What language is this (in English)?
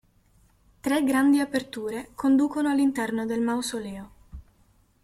Italian